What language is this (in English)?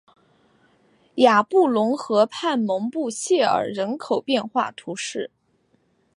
Chinese